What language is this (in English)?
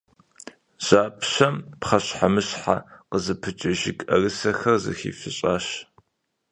Kabardian